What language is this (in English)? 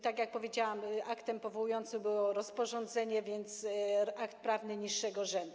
Polish